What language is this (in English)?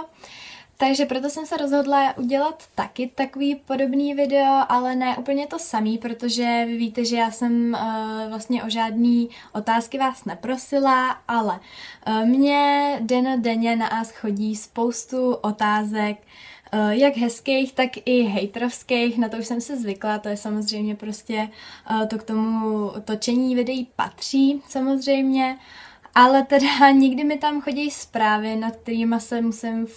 Czech